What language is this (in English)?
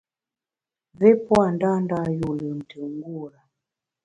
Bamun